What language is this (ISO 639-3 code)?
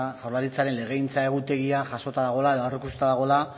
eus